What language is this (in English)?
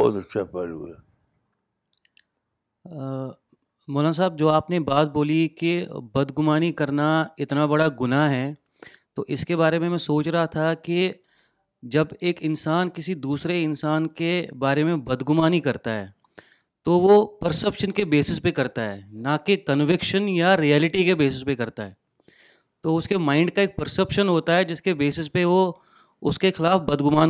Urdu